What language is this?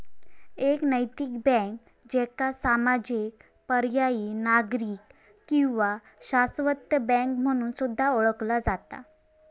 Marathi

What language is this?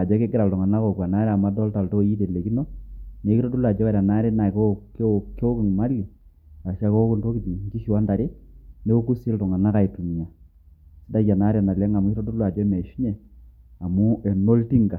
Masai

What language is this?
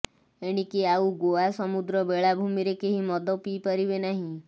Odia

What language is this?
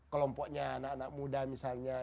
Indonesian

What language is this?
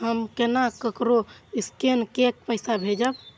Maithili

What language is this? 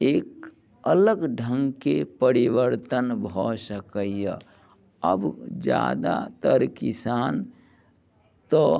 Maithili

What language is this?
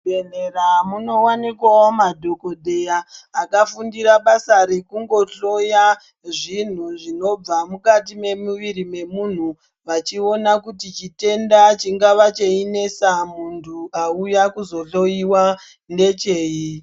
Ndau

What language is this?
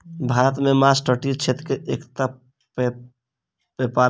Maithili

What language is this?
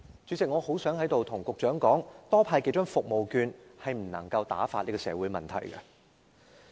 Cantonese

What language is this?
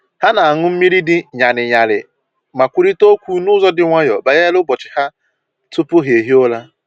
Igbo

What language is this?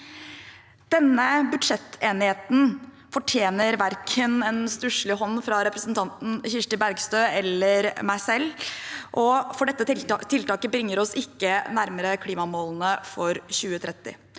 Norwegian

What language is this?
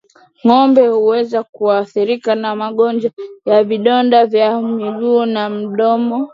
Swahili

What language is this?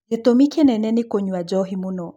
Kikuyu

